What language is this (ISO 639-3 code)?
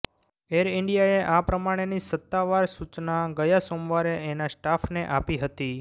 guj